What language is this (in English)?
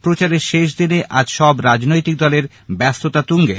Bangla